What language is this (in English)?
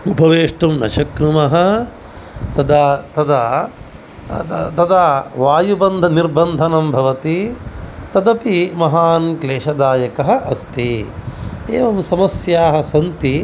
Sanskrit